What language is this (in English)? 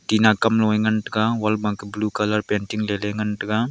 Wancho Naga